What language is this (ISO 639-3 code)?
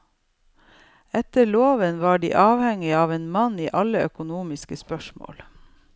nor